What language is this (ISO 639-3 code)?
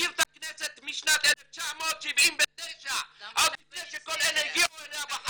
heb